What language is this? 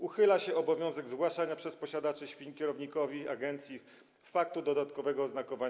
Polish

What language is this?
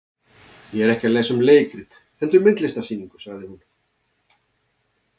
Icelandic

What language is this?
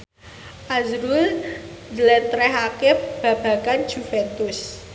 Javanese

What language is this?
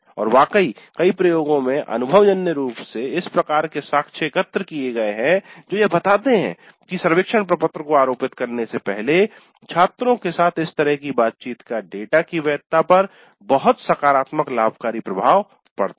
Hindi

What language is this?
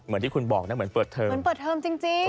Thai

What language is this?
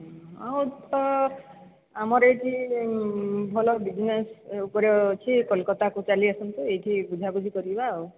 Odia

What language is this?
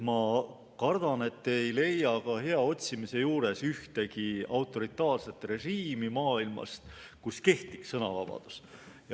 Estonian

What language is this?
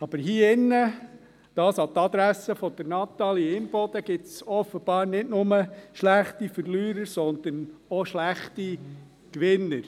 Swiss German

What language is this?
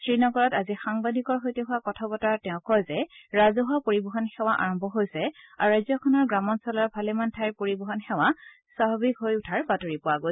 Assamese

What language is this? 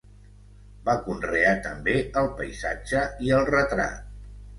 Catalan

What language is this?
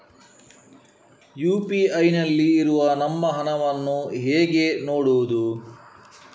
Kannada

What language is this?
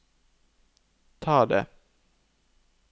Norwegian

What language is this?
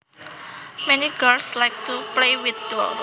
Javanese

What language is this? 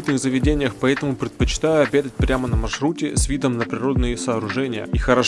Russian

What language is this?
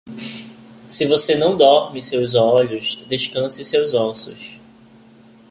Portuguese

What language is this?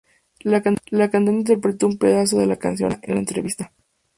Spanish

